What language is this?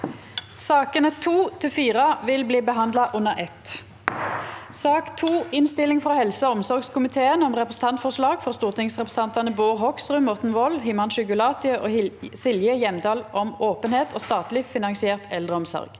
Norwegian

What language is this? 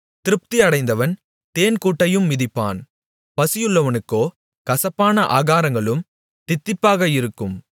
Tamil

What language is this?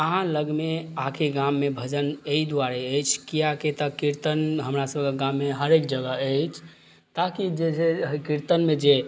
Maithili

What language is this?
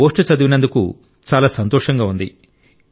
Telugu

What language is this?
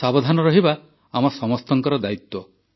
Odia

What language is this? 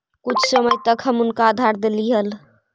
Magahi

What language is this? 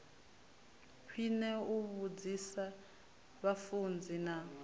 Venda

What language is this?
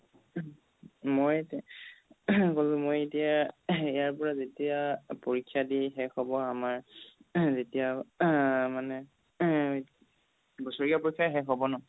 Assamese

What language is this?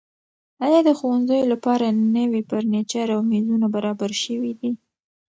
Pashto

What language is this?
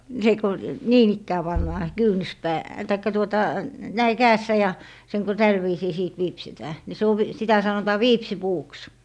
Finnish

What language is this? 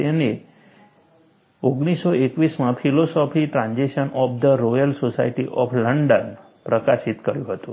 Gujarati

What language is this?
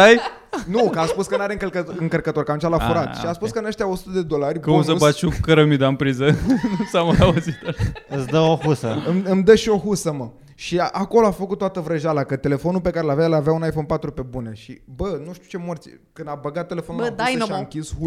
Romanian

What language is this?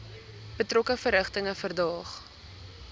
Afrikaans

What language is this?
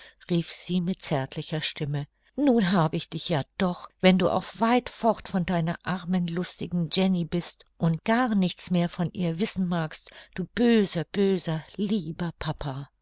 German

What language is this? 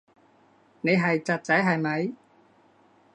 Cantonese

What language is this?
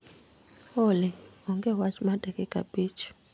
Luo (Kenya and Tanzania)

